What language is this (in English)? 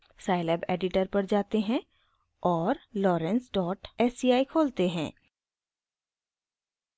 Hindi